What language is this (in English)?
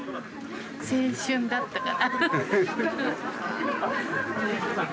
Japanese